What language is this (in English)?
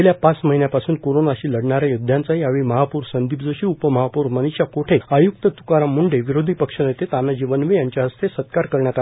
Marathi